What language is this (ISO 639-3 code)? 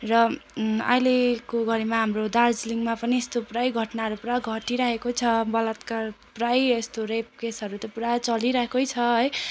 nep